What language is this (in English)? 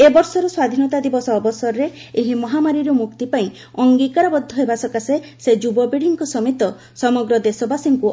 Odia